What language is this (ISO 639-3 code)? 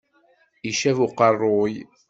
kab